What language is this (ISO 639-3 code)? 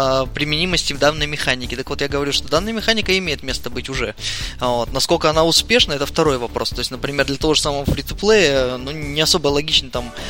rus